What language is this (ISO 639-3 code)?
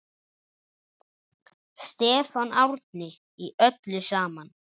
isl